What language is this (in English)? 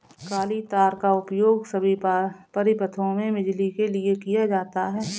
Hindi